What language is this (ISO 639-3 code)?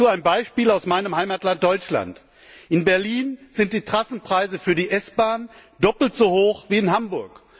deu